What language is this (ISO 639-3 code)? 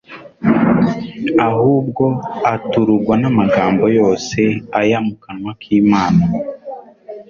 kin